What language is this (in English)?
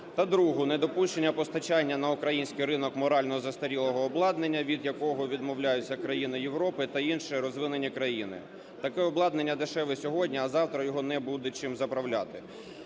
Ukrainian